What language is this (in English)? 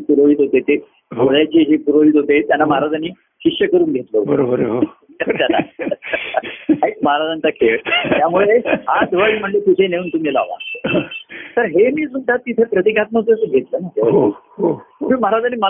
Marathi